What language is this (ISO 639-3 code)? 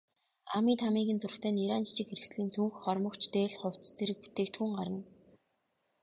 mon